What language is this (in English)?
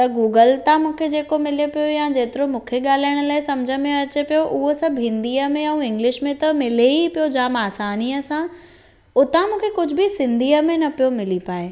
Sindhi